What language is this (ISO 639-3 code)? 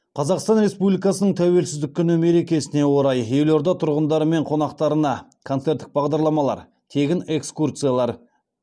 kaz